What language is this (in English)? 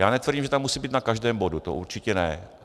Czech